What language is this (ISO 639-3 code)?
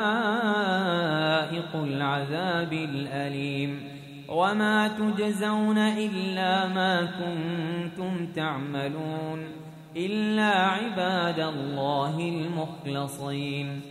ara